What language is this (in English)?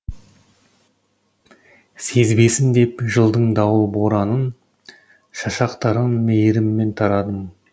Kazakh